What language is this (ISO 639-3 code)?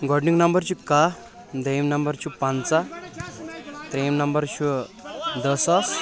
kas